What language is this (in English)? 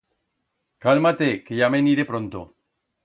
Aragonese